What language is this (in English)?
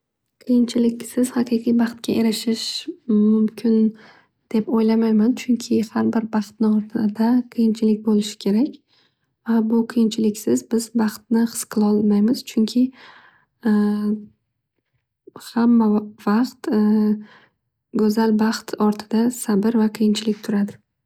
Uzbek